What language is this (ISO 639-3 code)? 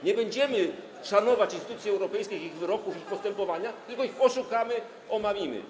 pol